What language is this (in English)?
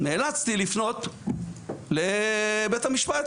Hebrew